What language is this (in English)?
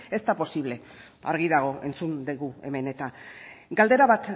Basque